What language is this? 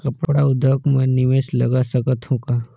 Chhattisgarhi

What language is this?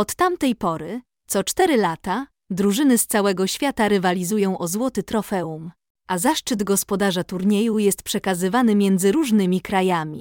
Polish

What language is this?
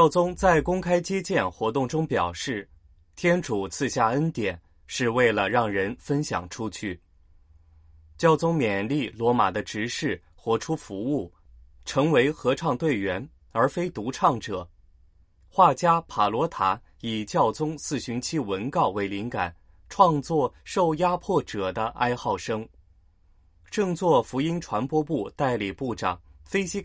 Chinese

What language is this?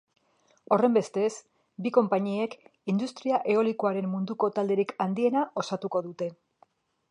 Basque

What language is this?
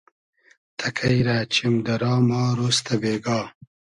Hazaragi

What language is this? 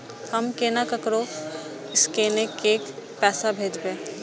Maithili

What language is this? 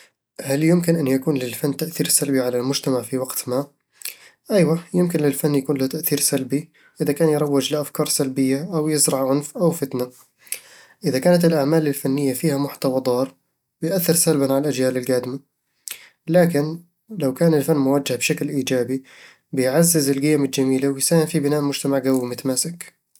Eastern Egyptian Bedawi Arabic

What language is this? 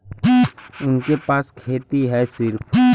Bhojpuri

